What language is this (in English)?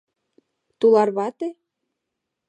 Mari